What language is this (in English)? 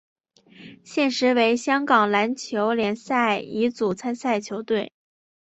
Chinese